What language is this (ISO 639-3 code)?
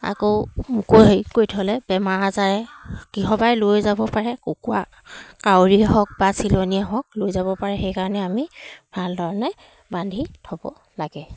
asm